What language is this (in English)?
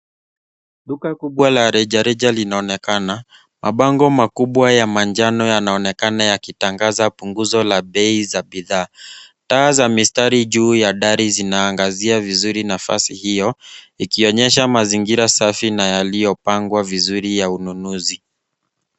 Swahili